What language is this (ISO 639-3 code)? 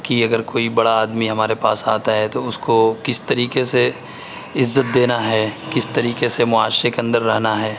urd